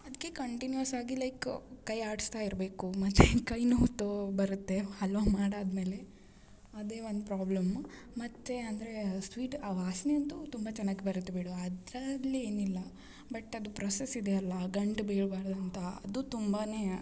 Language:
Kannada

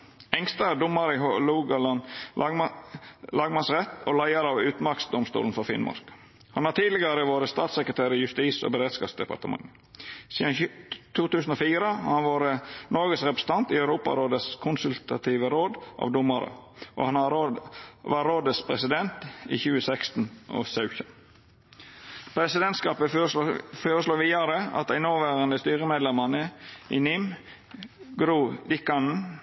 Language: Norwegian Nynorsk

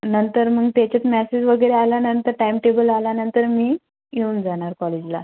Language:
Marathi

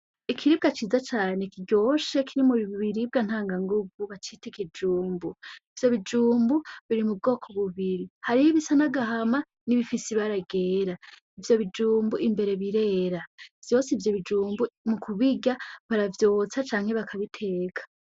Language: Rundi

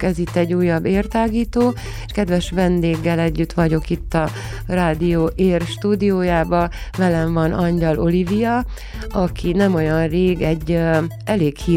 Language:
Hungarian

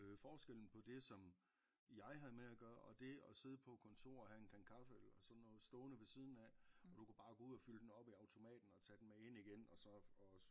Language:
Danish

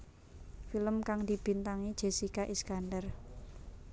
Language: Javanese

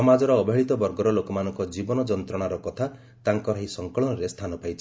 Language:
Odia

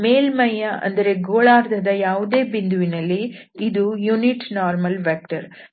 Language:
Kannada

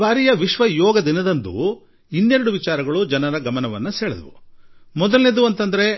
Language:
Kannada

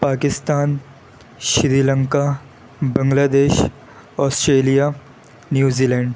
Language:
Urdu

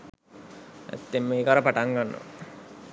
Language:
Sinhala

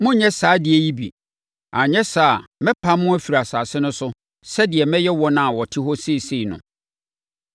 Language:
Akan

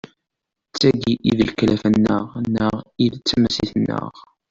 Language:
Kabyle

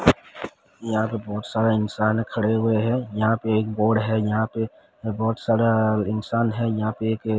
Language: Hindi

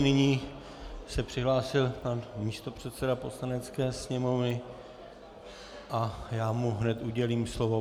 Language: Czech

